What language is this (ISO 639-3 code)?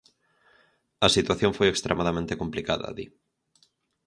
glg